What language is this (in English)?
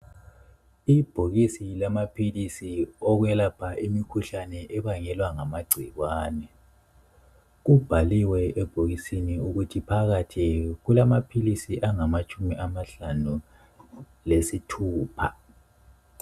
North Ndebele